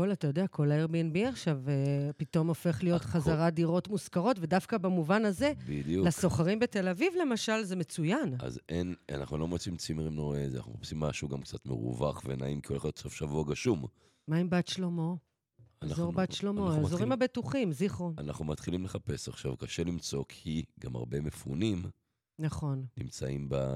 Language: Hebrew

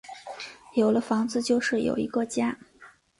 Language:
Chinese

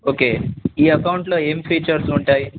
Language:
Telugu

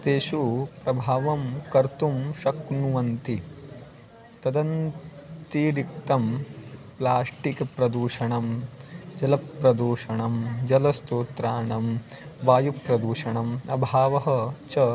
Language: Sanskrit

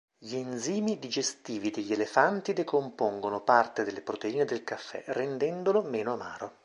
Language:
Italian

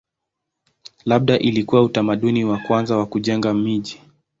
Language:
Swahili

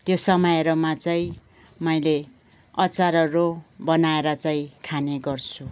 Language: Nepali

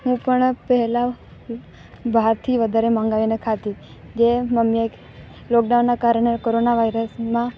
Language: Gujarati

